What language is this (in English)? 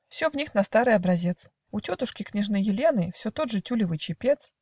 Russian